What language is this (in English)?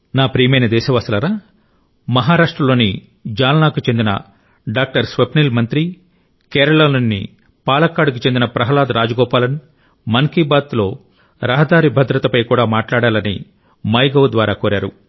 Telugu